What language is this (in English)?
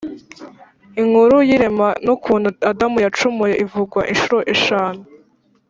Kinyarwanda